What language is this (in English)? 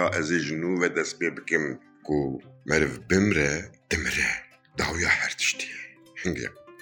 Turkish